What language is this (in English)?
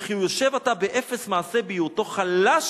Hebrew